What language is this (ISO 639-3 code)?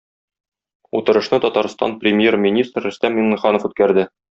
tat